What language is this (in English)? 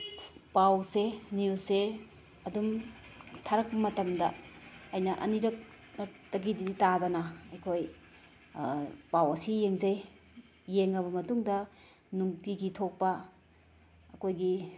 Manipuri